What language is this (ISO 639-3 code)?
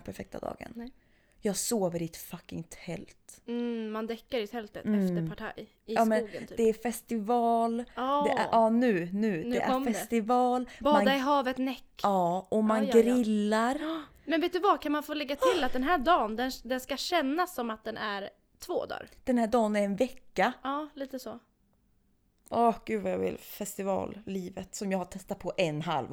swe